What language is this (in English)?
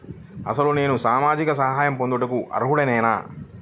Telugu